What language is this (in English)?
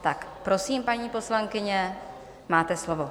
Czech